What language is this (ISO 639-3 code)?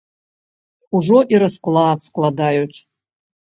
bel